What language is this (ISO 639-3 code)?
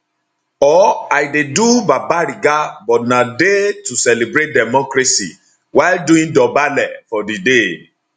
pcm